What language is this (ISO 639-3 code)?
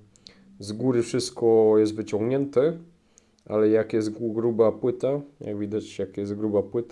pol